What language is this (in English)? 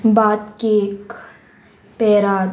Konkani